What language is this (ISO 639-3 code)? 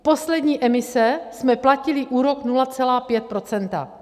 ces